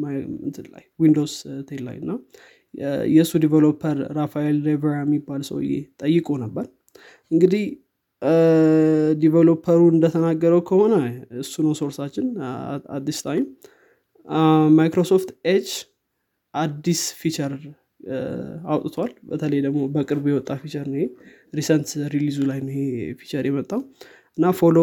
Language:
Amharic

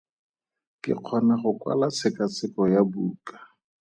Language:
Tswana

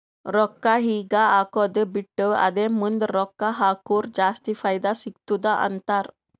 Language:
Kannada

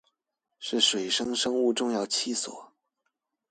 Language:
Chinese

